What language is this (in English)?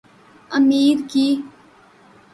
Urdu